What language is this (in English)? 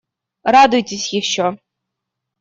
Russian